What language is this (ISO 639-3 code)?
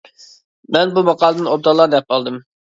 uig